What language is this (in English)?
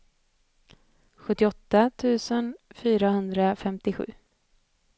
Swedish